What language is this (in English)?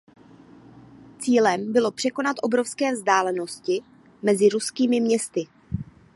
Czech